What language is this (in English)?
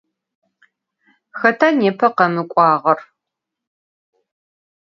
Adyghe